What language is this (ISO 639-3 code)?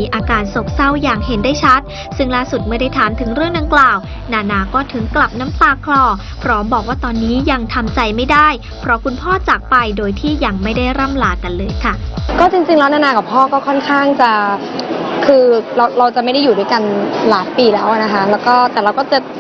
tha